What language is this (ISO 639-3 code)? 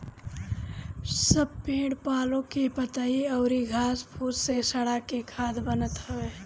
bho